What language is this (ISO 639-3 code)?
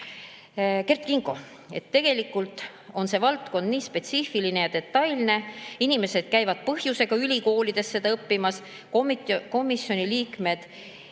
est